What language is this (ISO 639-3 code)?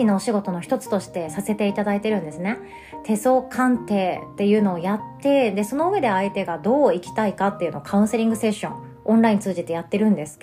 jpn